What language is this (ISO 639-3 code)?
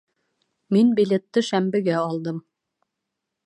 bak